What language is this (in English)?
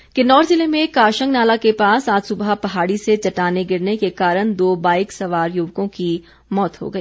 Hindi